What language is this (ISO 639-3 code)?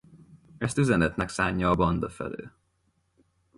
hun